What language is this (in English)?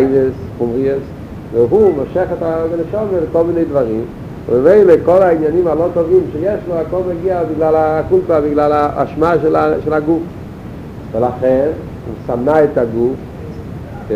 Hebrew